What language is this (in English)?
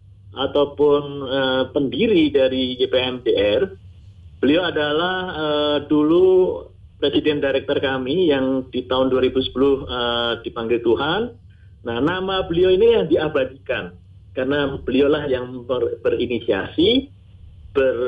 Indonesian